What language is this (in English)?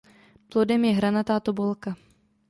Czech